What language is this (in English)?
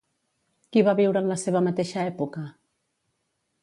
Catalan